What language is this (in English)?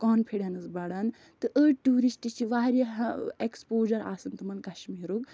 Kashmiri